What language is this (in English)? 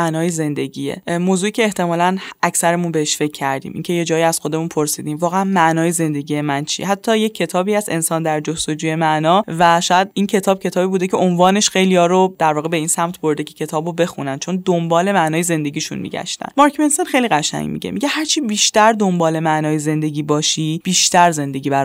Persian